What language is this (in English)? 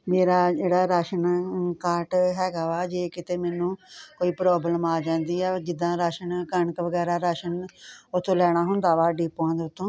Punjabi